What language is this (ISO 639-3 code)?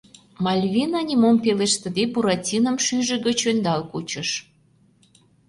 chm